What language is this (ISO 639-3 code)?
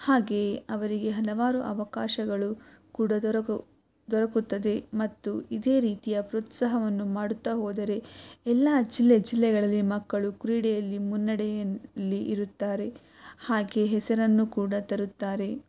kan